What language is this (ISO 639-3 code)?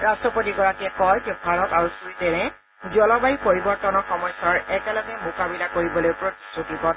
asm